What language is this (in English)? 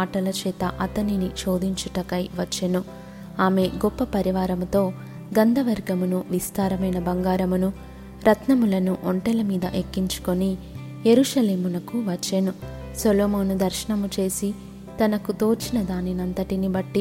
Telugu